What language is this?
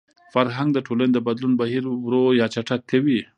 Pashto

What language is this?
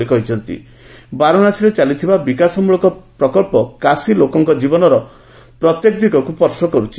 Odia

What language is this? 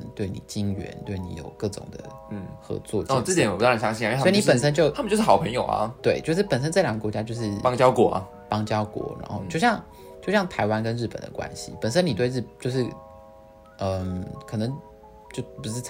Chinese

